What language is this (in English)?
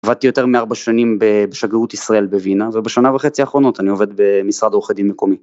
Hebrew